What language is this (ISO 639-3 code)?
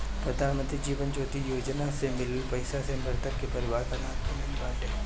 bho